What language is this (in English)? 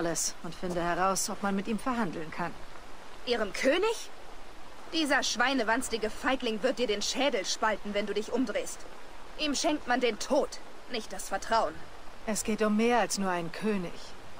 German